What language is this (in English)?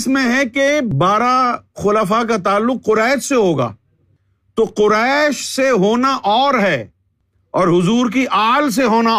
Urdu